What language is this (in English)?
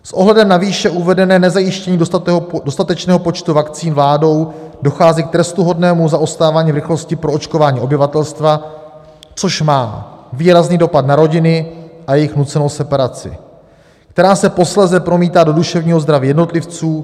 Czech